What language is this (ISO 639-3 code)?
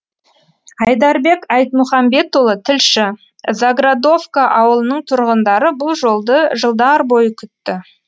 kaz